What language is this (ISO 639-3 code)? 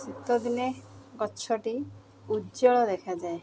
ori